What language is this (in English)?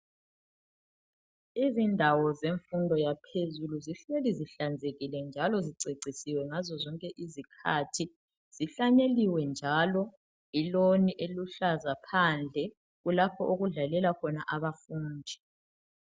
North Ndebele